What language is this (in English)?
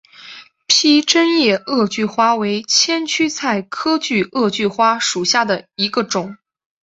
Chinese